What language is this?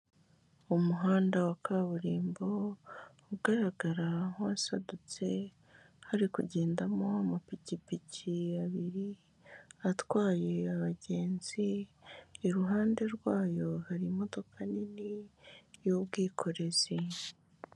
Kinyarwanda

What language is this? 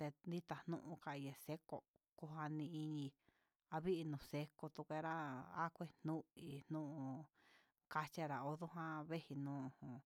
Huitepec Mixtec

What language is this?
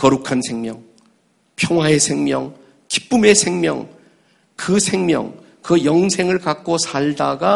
Korean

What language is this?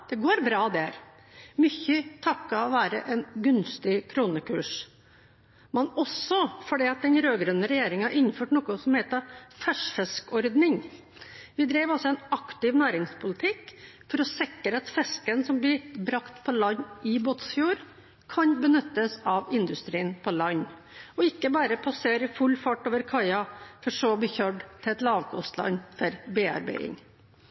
Norwegian Bokmål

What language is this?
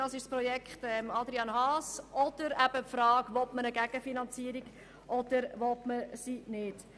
Swiss German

